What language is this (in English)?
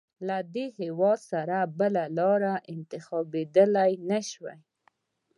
Pashto